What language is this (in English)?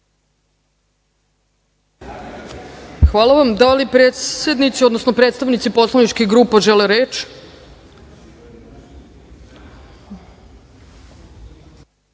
Serbian